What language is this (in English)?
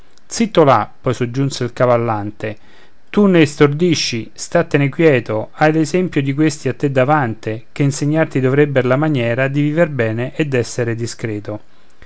Italian